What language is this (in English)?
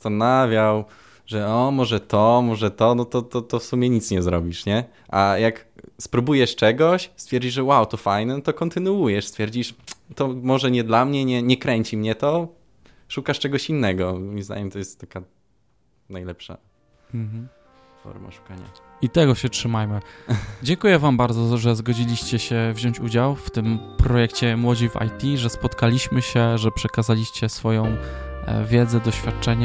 Polish